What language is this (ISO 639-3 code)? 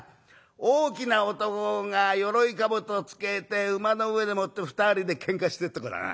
jpn